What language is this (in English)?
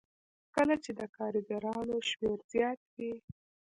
Pashto